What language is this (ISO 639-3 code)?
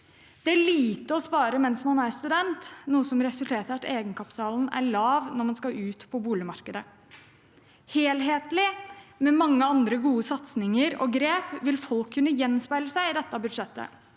nor